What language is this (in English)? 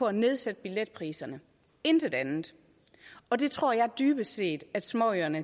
Danish